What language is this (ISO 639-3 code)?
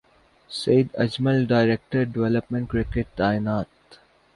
urd